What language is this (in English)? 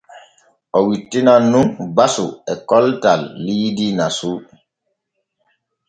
Borgu Fulfulde